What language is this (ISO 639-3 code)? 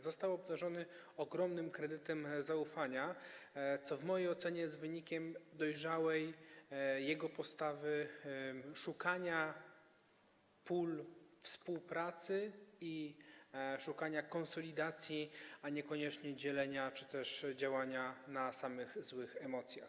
pol